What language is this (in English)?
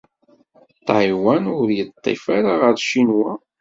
Kabyle